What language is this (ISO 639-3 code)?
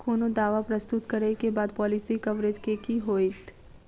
mai